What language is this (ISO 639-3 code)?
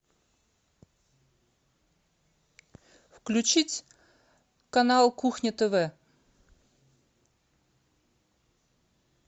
rus